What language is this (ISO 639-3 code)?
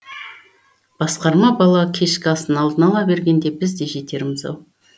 kaz